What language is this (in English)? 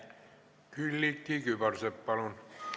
Estonian